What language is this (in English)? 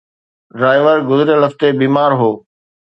Sindhi